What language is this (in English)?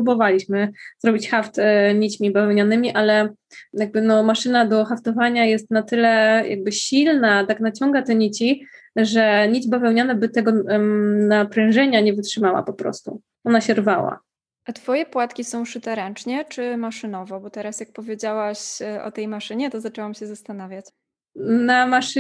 Polish